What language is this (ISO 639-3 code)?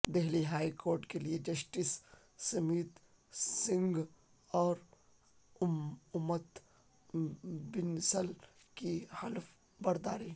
urd